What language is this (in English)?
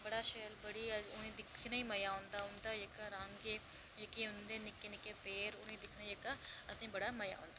Dogri